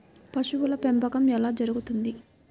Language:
Telugu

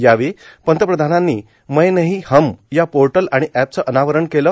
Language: Marathi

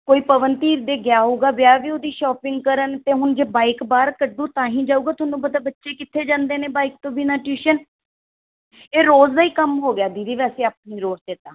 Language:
Punjabi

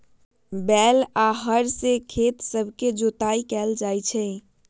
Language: Magahi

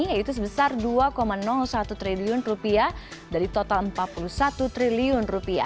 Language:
Indonesian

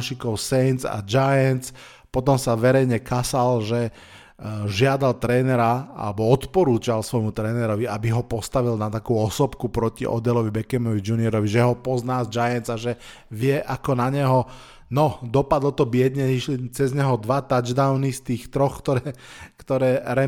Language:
Slovak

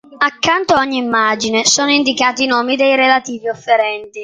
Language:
Italian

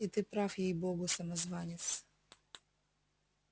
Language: Russian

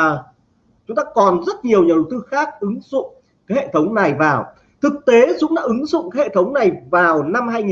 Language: Vietnamese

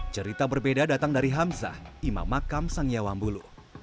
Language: Indonesian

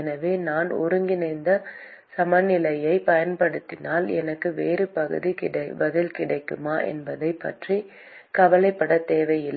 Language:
Tamil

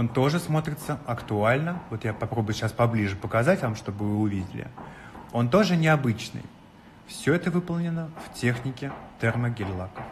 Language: Russian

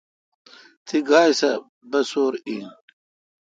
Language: Kalkoti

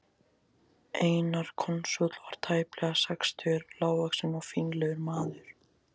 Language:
Icelandic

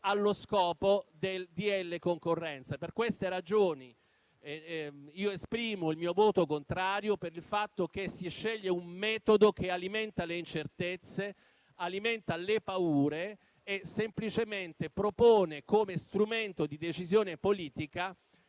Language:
Italian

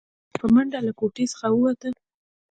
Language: Pashto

